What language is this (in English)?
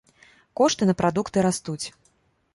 Belarusian